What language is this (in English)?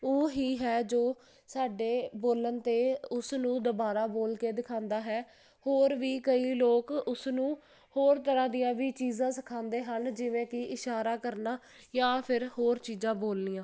Punjabi